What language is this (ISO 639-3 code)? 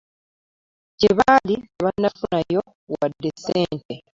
lug